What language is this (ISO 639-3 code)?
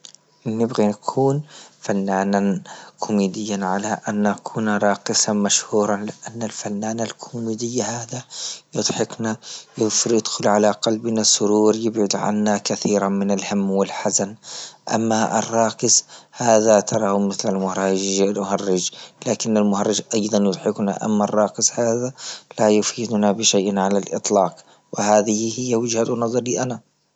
ayl